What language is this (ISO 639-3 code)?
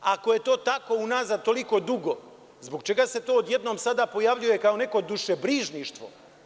srp